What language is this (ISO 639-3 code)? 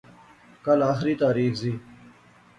phr